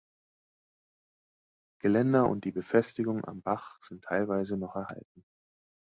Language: German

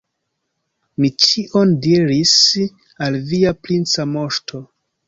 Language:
Esperanto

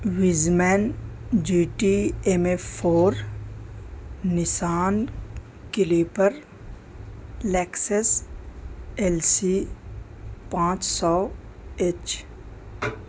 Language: Urdu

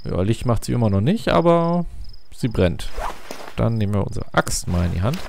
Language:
German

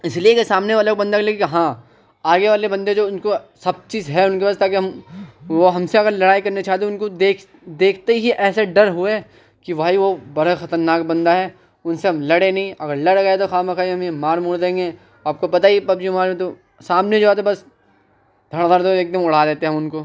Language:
Urdu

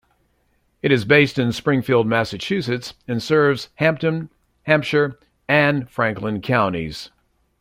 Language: English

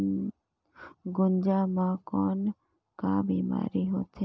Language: Chhattisgarhi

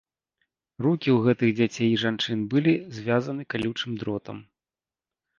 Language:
Belarusian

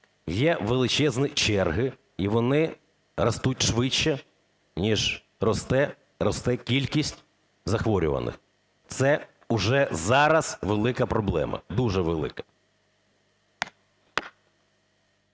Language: Ukrainian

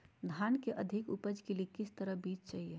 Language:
Magahi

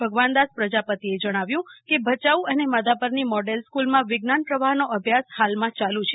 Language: Gujarati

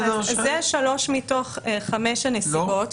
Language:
Hebrew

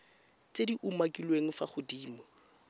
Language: Tswana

